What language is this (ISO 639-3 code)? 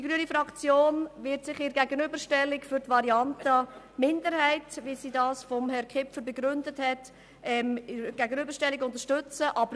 gsw